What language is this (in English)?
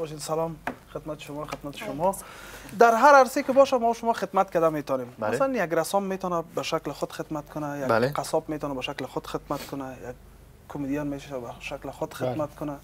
Persian